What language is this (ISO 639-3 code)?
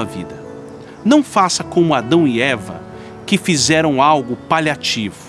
por